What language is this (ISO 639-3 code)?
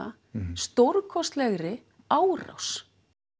isl